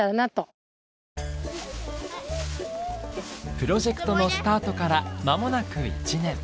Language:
Japanese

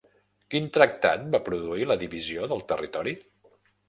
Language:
Catalan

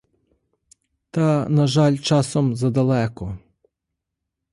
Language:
Ukrainian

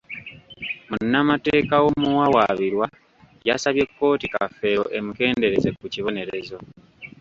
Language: Ganda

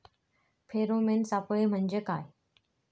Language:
Marathi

